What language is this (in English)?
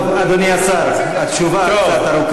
Hebrew